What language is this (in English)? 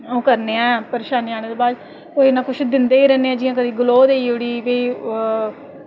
Dogri